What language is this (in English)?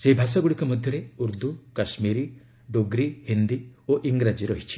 Odia